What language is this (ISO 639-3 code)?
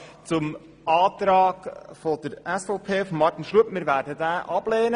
gsw